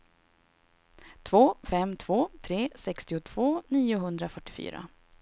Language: Swedish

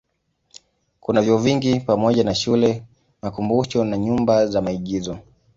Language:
Swahili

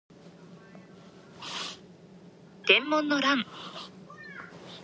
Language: Japanese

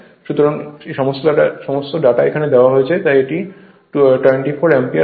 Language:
Bangla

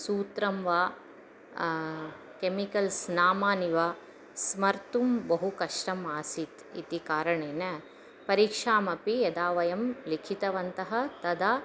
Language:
Sanskrit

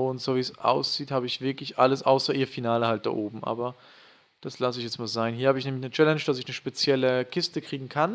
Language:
German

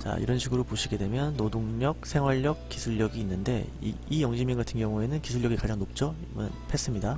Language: Korean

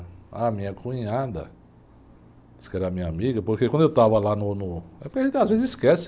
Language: Portuguese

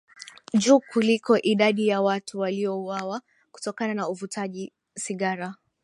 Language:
Swahili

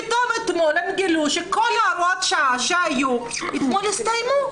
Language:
Hebrew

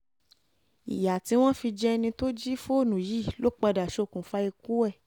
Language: Yoruba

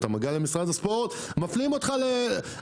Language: Hebrew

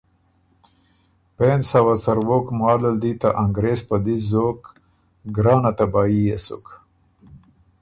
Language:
Ormuri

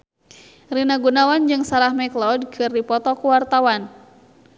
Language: Sundanese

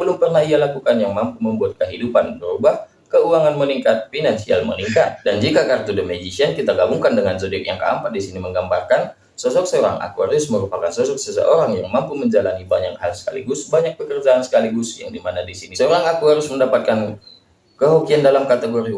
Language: Indonesian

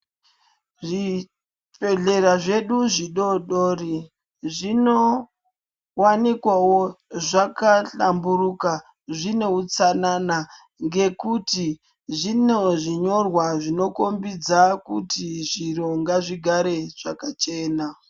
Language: Ndau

